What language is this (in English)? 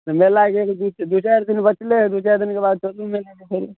Maithili